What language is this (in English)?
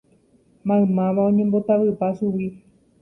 Guarani